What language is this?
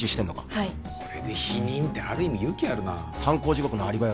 Japanese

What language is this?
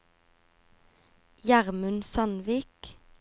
Norwegian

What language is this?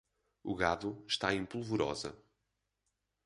Portuguese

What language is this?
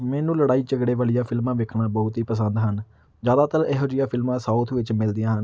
Punjabi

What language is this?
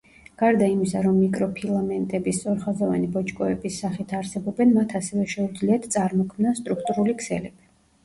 Georgian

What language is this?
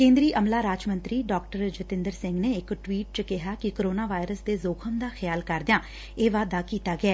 Punjabi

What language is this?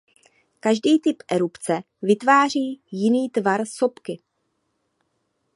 Czech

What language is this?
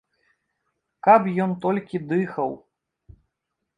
Belarusian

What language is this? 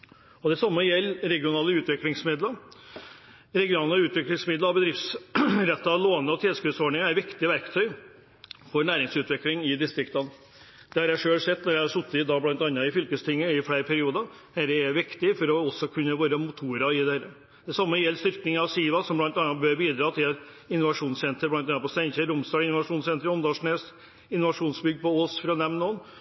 Norwegian Bokmål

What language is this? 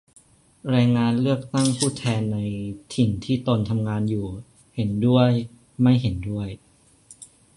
Thai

